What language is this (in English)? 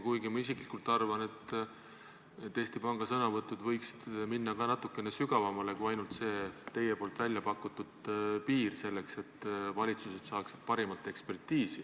Estonian